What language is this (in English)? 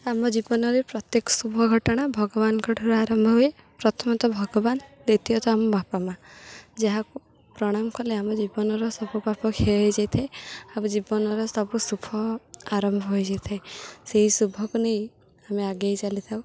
Odia